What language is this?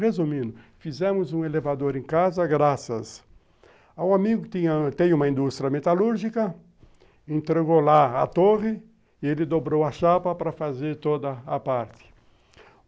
Portuguese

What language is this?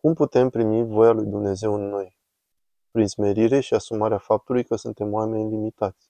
Romanian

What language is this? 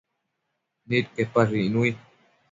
Matsés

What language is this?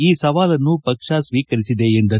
Kannada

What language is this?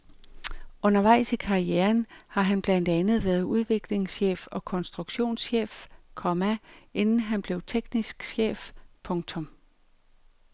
Danish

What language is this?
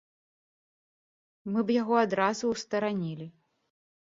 Belarusian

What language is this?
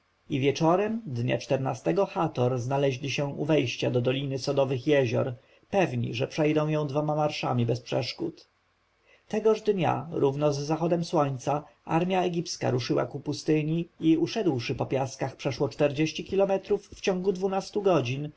Polish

